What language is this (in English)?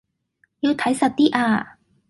Cantonese